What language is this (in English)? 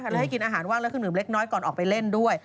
Thai